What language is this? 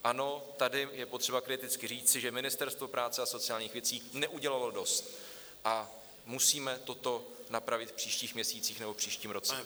Czech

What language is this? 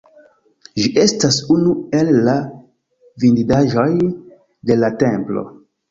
Esperanto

